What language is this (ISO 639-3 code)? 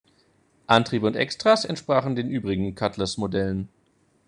deu